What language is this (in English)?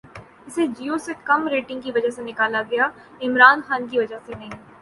Urdu